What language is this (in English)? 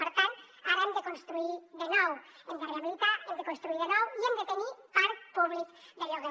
Catalan